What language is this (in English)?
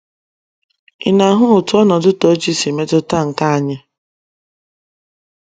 Igbo